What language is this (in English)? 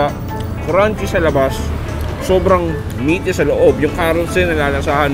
Filipino